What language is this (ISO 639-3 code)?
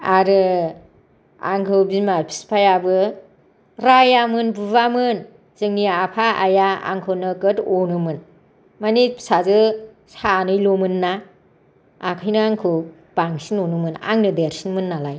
brx